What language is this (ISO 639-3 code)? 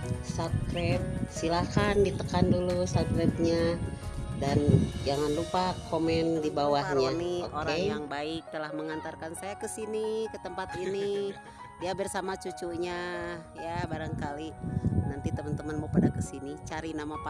ind